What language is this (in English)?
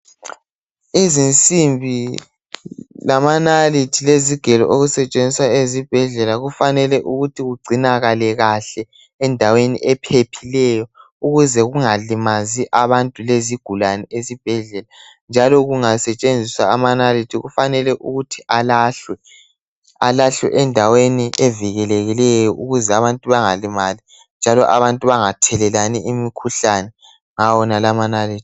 North Ndebele